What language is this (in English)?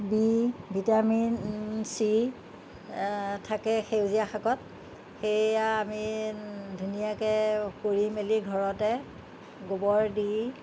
Assamese